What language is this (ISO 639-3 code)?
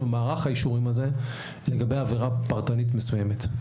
heb